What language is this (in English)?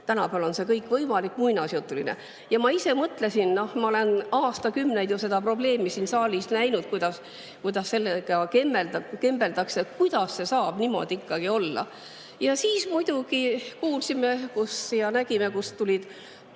Estonian